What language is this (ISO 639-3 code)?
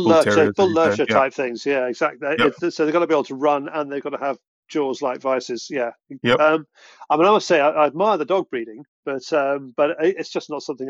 eng